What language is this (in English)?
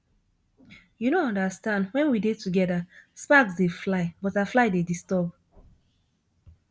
Nigerian Pidgin